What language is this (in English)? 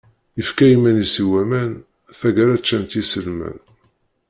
Kabyle